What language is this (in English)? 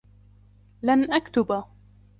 Arabic